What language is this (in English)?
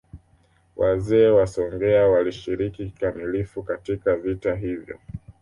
Swahili